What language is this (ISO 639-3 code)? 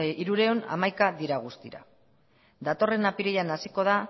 eus